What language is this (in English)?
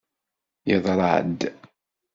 Kabyle